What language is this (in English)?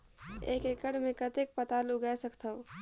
Chhattisgarhi